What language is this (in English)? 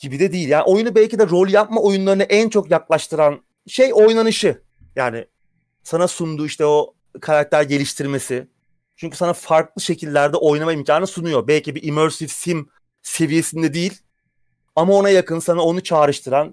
Turkish